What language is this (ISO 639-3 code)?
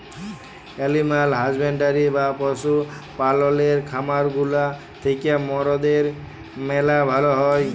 ben